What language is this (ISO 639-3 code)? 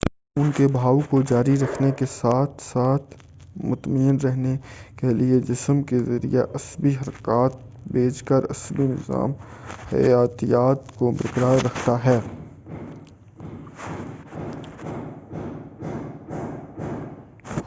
urd